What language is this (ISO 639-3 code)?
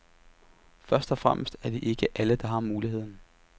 dan